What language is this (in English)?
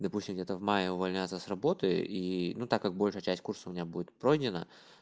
Russian